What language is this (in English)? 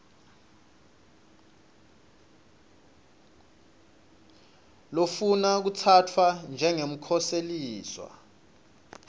Swati